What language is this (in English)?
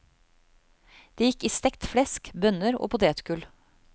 Norwegian